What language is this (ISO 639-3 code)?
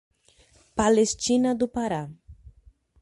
por